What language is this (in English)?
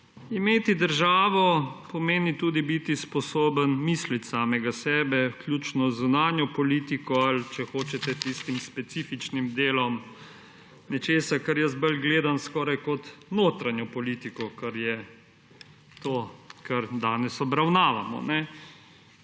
Slovenian